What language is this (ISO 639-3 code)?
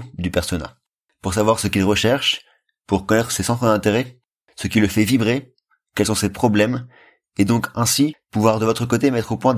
fra